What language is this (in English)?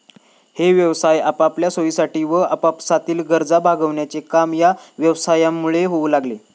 Marathi